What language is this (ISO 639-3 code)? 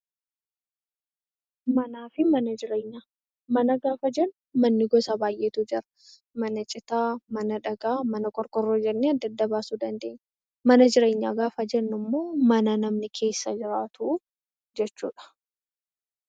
orm